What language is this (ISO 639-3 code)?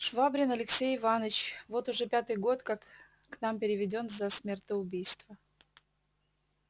rus